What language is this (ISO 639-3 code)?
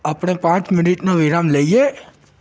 guj